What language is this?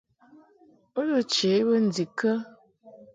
Mungaka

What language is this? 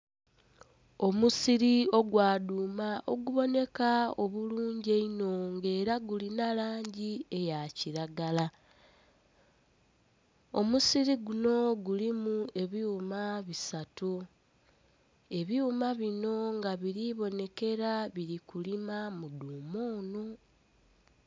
Soga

